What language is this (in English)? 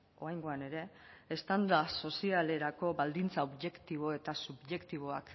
Basque